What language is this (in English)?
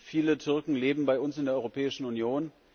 German